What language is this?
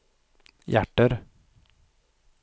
Swedish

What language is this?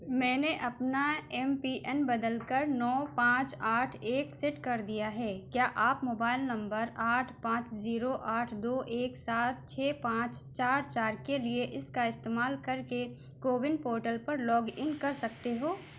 Urdu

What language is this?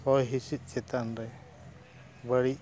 Santali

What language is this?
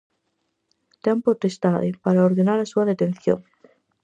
Galician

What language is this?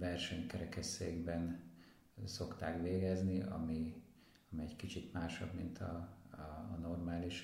Hungarian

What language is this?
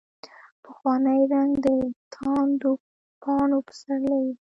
Pashto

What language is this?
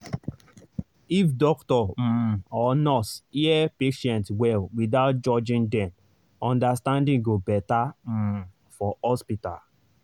Nigerian Pidgin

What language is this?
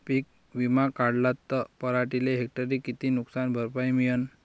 Marathi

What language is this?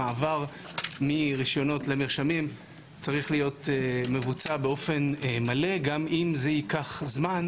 Hebrew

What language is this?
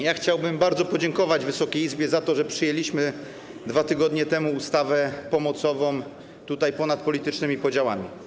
Polish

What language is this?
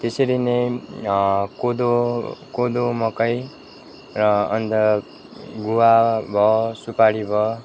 Nepali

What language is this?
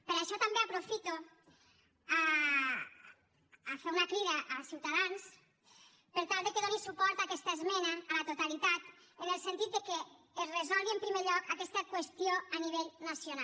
Catalan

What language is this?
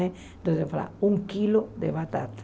Portuguese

